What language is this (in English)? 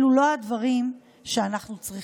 Hebrew